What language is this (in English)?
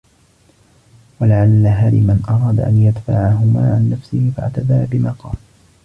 Arabic